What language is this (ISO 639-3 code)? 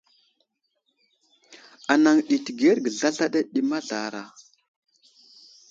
udl